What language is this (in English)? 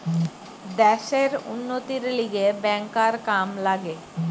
Bangla